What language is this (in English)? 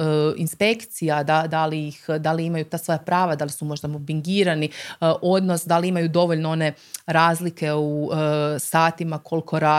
Croatian